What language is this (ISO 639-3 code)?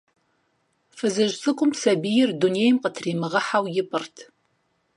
kbd